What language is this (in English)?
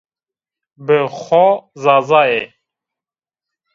Zaza